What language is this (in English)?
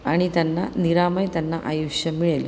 Marathi